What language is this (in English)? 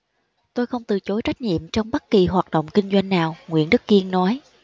Vietnamese